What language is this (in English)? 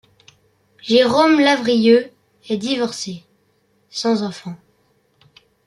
French